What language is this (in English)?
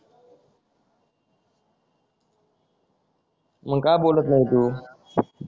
Marathi